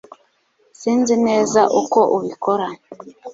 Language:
Kinyarwanda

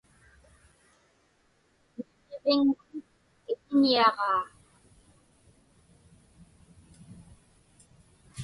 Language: Inupiaq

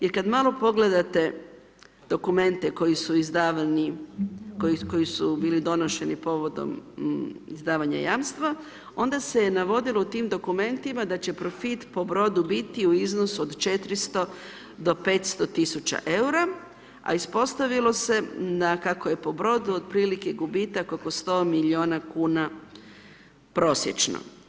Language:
Croatian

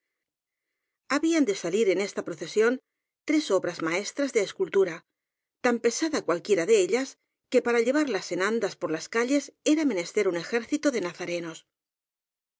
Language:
Spanish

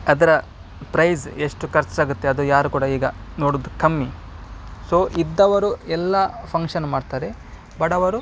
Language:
Kannada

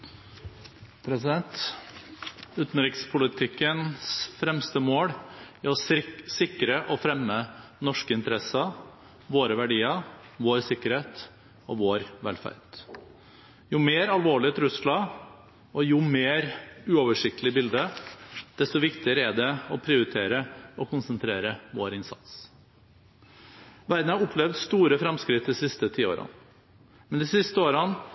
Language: Norwegian Bokmål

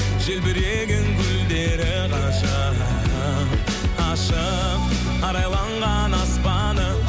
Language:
Kazakh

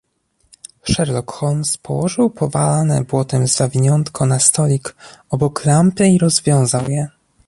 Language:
Polish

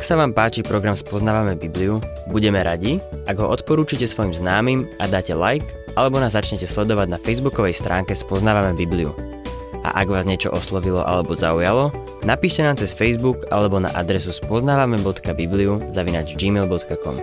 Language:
Slovak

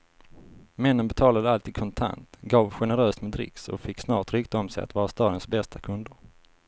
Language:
Swedish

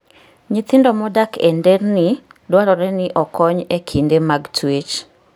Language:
Luo (Kenya and Tanzania)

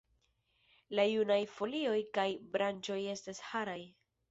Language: Esperanto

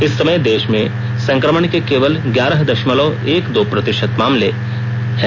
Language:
Hindi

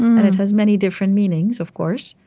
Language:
English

